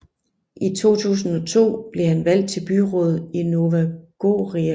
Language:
Danish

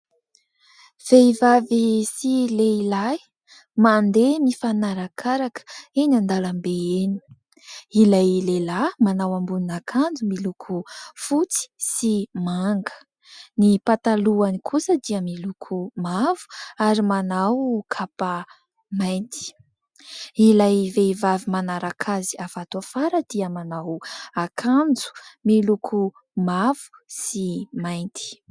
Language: Malagasy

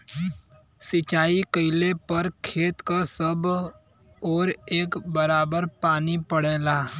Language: Bhojpuri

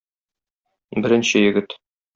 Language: Tatar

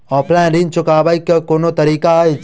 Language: Maithili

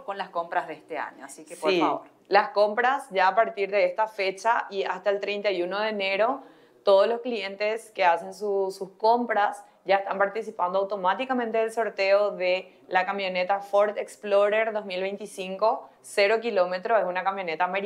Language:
Spanish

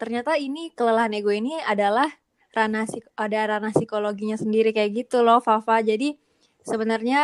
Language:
Indonesian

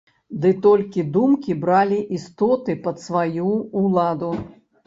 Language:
Belarusian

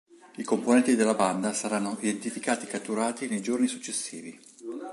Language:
Italian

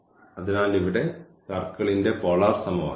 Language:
Malayalam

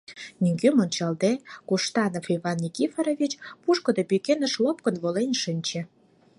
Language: Mari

